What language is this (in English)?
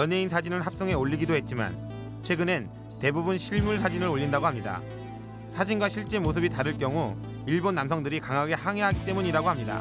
Korean